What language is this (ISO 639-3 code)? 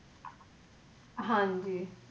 pan